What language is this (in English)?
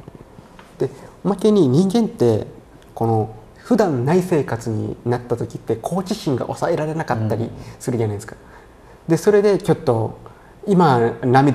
Japanese